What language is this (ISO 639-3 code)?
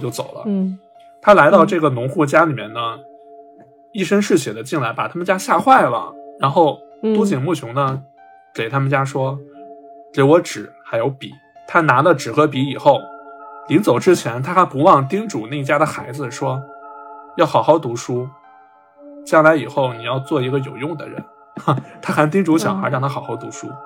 zho